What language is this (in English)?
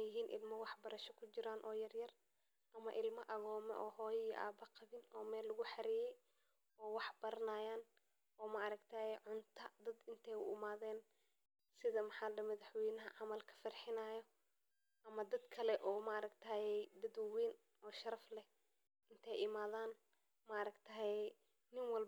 Somali